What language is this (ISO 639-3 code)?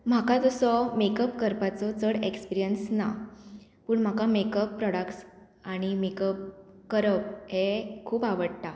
kok